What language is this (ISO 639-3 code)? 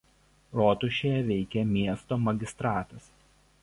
lit